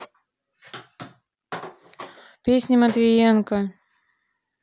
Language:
Russian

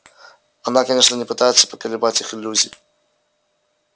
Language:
Russian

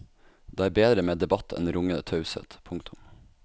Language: Norwegian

